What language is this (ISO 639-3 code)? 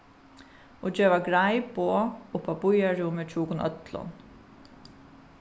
fao